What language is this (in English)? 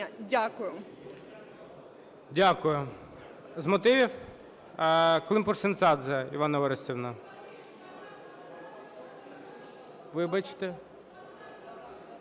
Ukrainian